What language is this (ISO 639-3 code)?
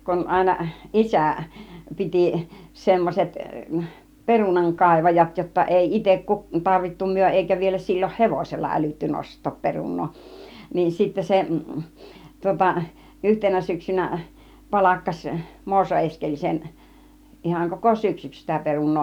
fin